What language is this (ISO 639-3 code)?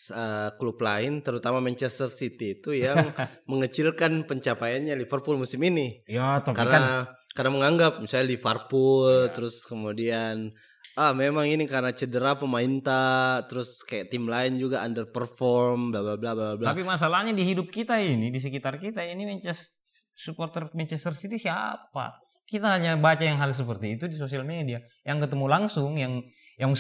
ind